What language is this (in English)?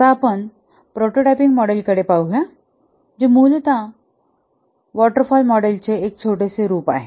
Marathi